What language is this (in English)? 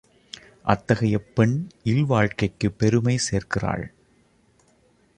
Tamil